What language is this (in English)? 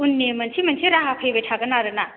Bodo